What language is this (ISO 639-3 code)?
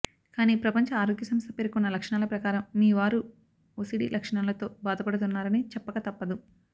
tel